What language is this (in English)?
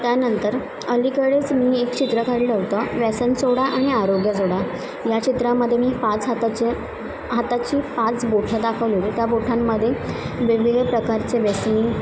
Marathi